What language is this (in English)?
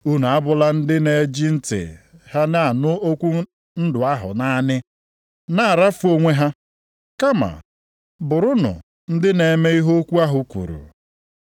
Igbo